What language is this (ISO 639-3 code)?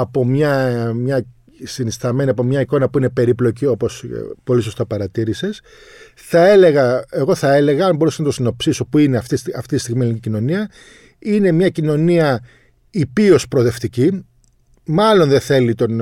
ell